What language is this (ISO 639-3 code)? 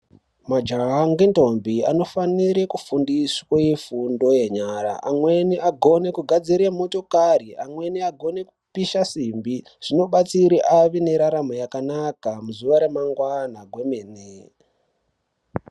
ndc